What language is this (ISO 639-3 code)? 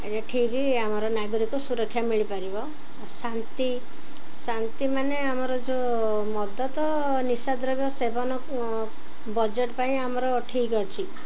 ori